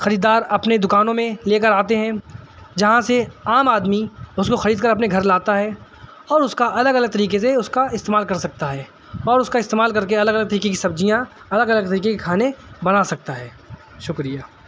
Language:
Urdu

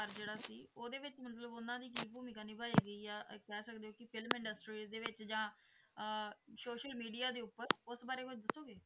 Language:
Punjabi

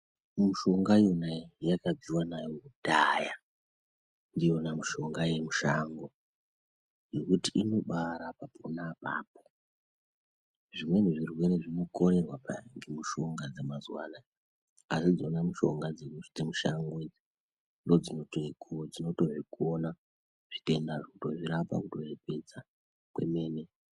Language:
Ndau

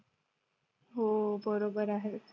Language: Marathi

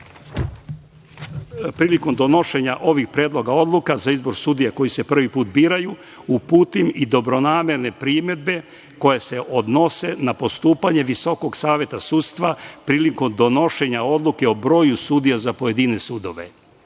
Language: Serbian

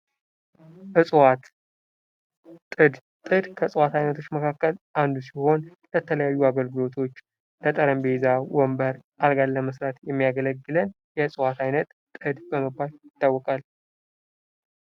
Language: Amharic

